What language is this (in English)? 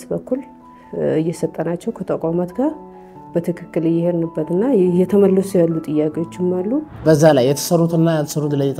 Arabic